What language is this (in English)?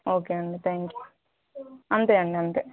Telugu